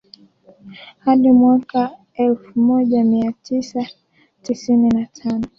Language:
Swahili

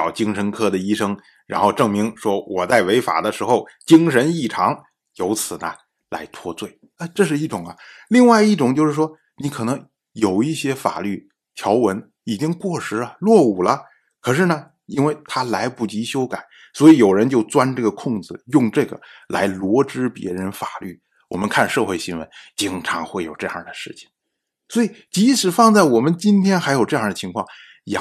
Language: Chinese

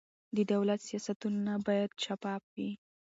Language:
Pashto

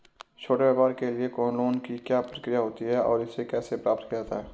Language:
Hindi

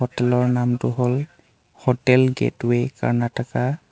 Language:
Assamese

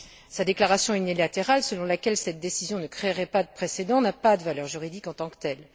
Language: French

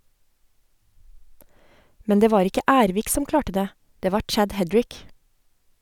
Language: Norwegian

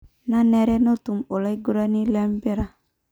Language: Masai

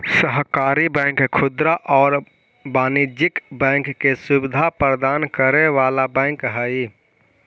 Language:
Magahi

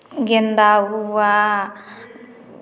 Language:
Hindi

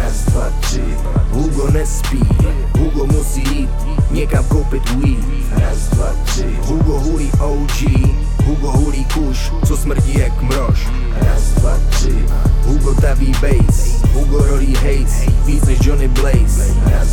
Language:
Czech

